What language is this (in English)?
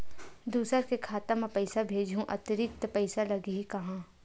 Chhattisgarhi